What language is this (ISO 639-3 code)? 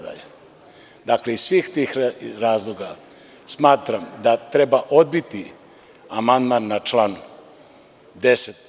srp